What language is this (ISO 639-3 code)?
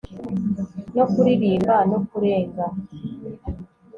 kin